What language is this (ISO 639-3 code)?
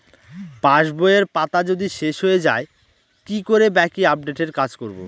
ben